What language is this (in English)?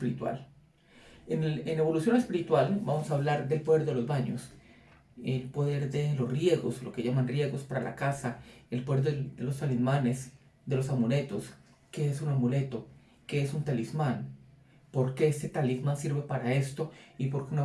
Spanish